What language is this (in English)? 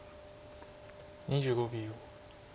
Japanese